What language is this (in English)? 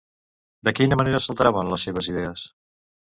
Catalan